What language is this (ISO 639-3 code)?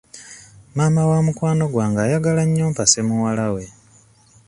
lug